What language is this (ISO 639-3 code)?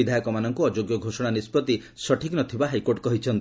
ori